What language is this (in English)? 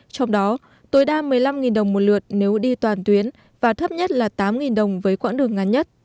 Vietnamese